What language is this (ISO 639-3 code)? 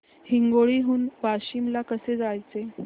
mar